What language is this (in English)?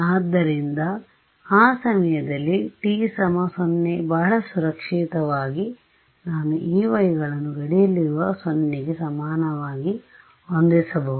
Kannada